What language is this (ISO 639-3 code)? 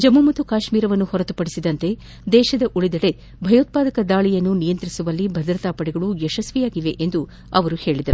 kan